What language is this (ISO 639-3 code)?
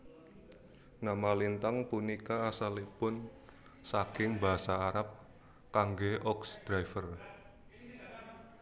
jav